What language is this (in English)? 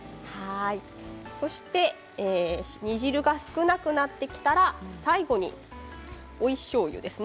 Japanese